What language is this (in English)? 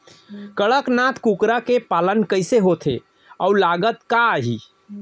Chhattisgarhi